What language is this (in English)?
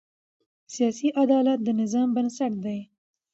Pashto